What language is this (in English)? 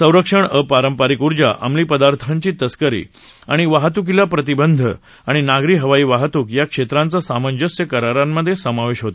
Marathi